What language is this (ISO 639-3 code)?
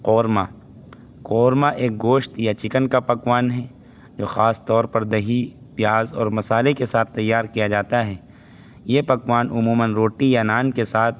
urd